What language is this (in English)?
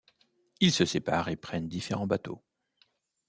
French